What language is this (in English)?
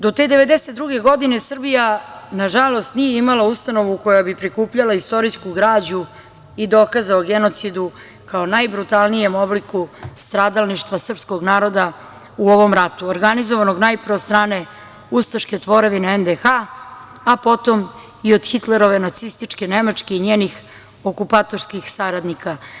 Serbian